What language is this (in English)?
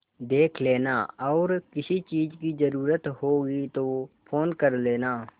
Hindi